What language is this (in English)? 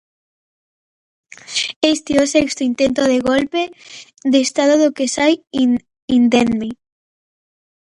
Galician